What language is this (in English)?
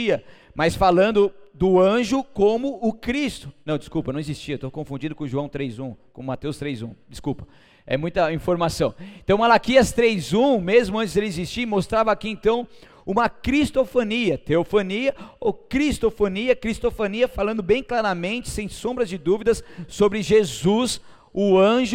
Portuguese